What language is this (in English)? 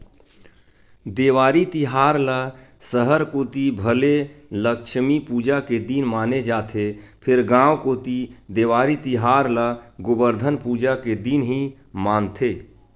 Chhattisgarhi